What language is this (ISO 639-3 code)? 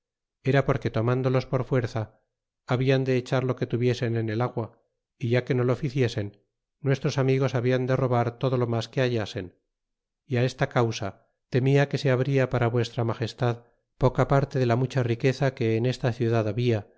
spa